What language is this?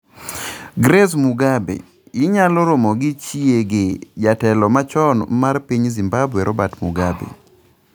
Luo (Kenya and Tanzania)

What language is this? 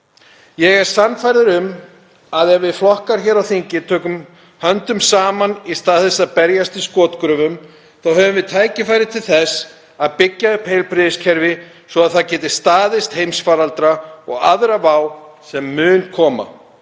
Icelandic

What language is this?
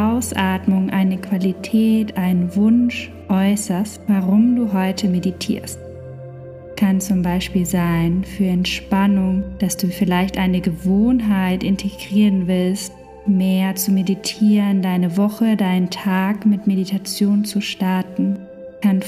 German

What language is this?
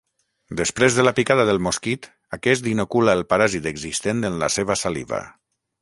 Catalan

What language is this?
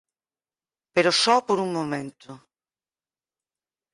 Galician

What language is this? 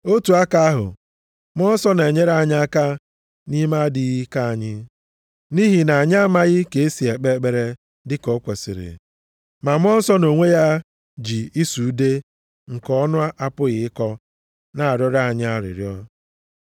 Igbo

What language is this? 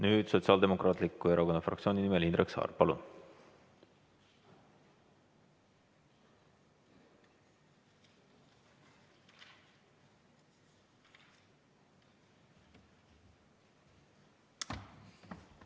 Estonian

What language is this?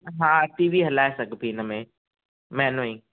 Sindhi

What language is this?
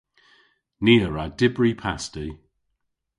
Cornish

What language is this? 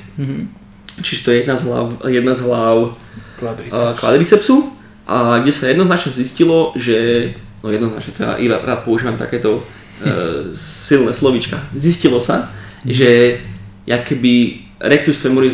Slovak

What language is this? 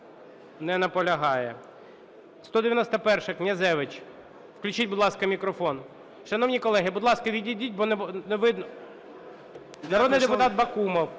Ukrainian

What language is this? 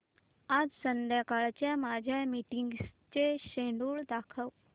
Marathi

